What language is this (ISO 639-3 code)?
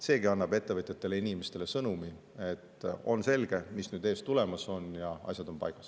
est